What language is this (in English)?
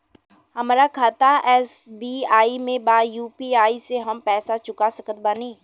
Bhojpuri